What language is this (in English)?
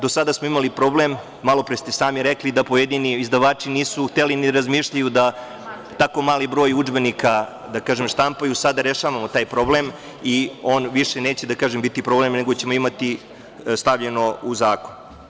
Serbian